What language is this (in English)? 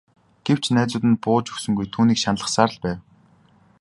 Mongolian